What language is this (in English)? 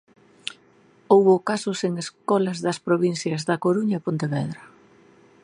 Galician